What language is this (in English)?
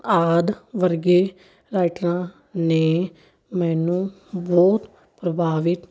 Punjabi